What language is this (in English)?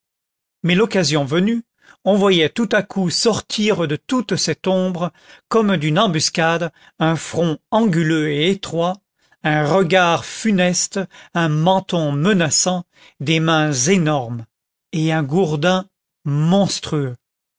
French